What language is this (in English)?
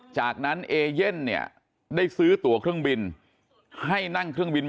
Thai